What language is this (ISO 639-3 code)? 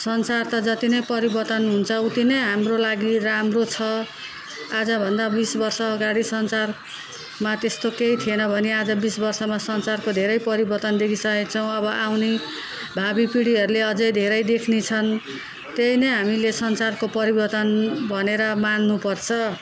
nep